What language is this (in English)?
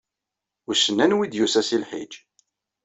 Kabyle